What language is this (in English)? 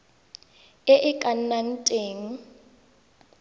Tswana